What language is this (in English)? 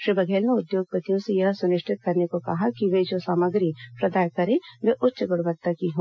Hindi